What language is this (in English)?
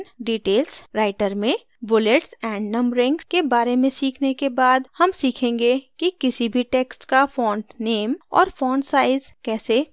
Hindi